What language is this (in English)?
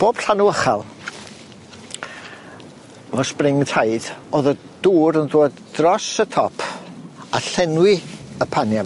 Welsh